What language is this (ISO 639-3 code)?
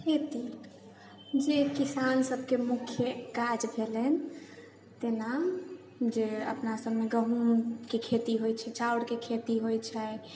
mai